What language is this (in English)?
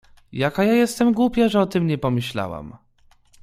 Polish